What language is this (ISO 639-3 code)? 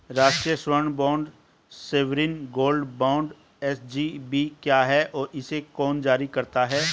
hin